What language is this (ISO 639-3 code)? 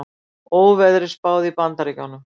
isl